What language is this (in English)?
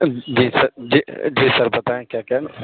Urdu